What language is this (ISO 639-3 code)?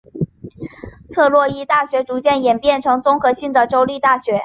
zho